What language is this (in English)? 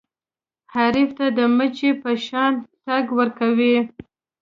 Pashto